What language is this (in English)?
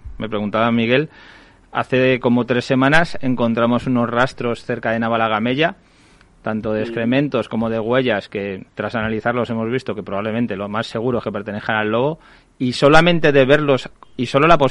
Spanish